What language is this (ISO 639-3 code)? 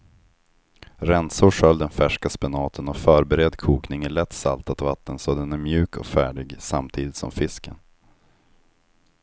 swe